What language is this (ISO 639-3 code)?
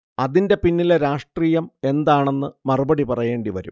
mal